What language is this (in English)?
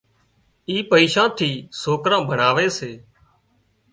Wadiyara Koli